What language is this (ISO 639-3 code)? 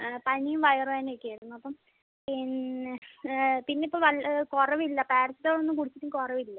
mal